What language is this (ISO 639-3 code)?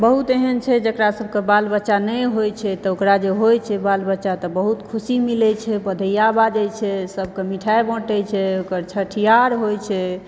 mai